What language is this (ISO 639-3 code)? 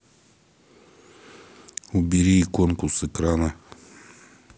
rus